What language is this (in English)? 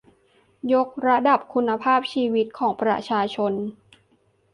Thai